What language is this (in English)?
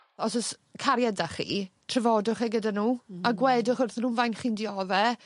Welsh